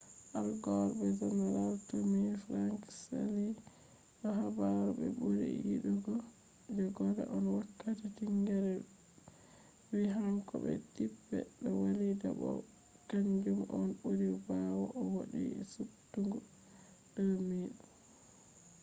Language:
Fula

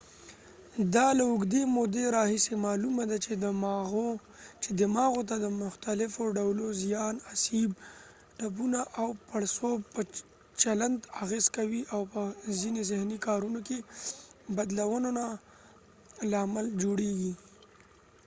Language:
Pashto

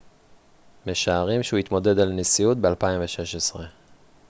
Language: Hebrew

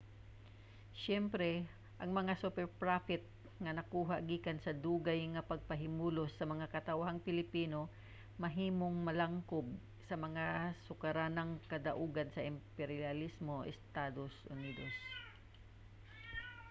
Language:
Cebuano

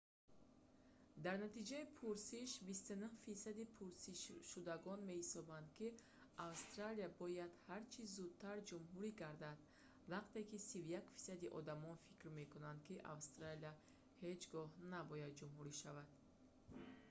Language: Tajik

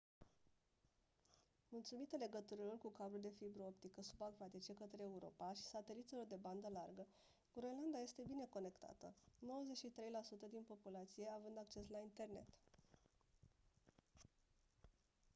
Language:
Romanian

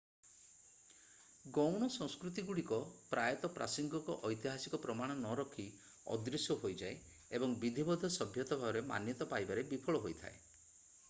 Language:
Odia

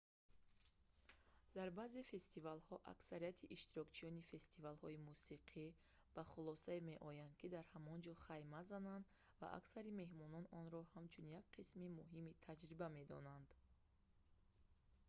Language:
Tajik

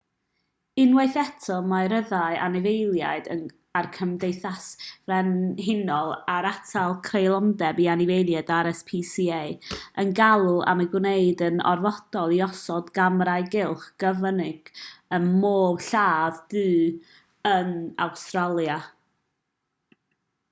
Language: Welsh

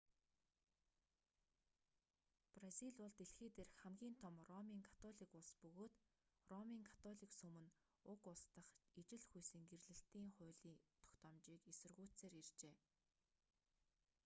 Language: Mongolian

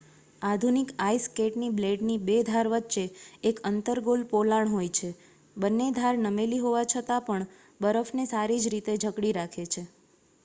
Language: Gujarati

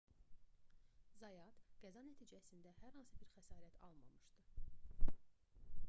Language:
Azerbaijani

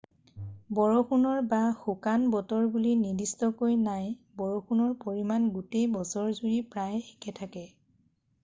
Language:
Assamese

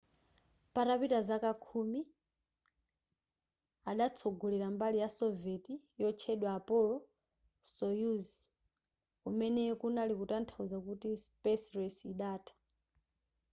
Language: Nyanja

